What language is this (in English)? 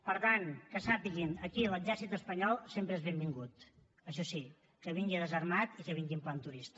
Catalan